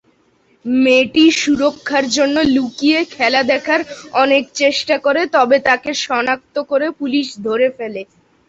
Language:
Bangla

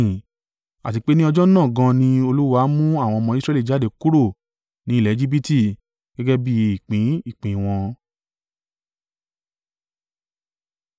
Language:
Yoruba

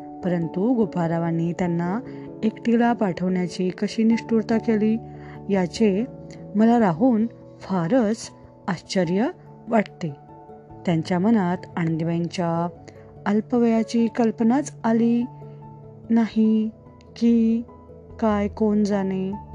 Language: Marathi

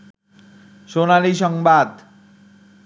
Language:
Bangla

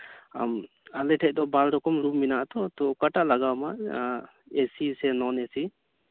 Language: Santali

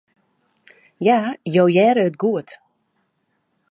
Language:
Western Frisian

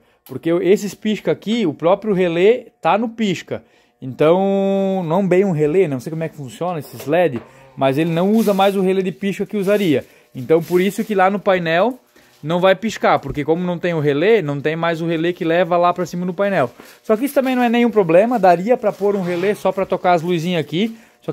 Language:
Portuguese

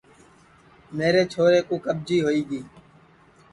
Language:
Sansi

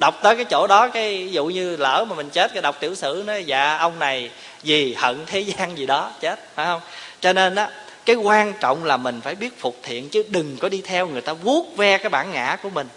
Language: Vietnamese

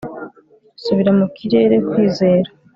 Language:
Kinyarwanda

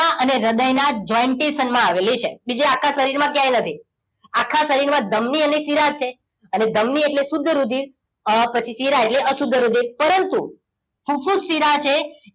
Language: Gujarati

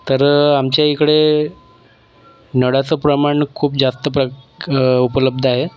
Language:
Marathi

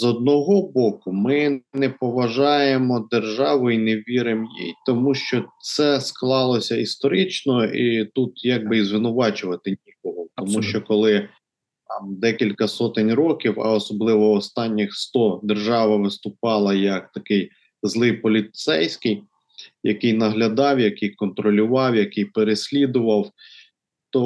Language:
Ukrainian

